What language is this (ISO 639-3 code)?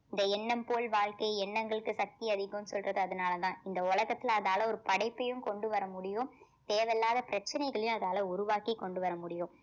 tam